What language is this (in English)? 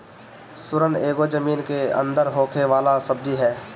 Bhojpuri